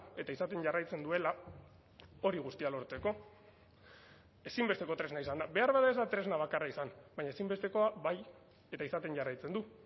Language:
Basque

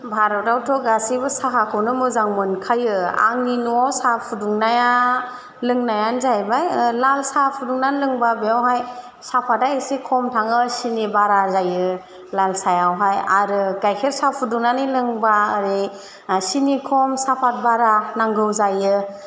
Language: Bodo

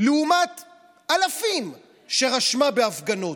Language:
Hebrew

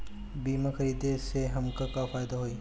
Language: Bhojpuri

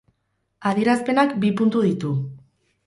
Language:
Basque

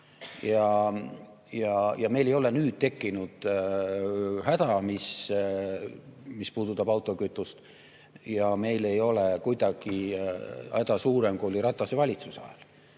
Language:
Estonian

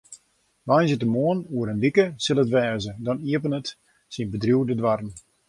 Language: Western Frisian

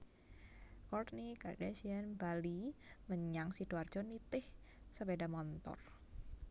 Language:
Javanese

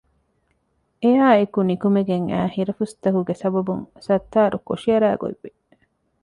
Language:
Divehi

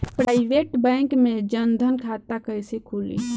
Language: Bhojpuri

